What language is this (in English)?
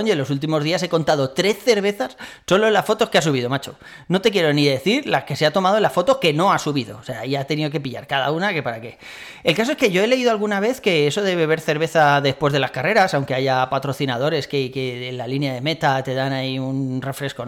Spanish